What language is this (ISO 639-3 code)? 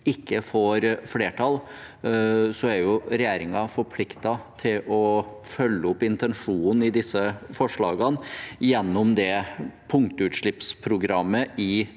nor